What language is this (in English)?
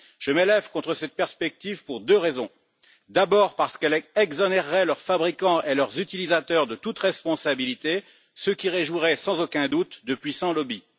French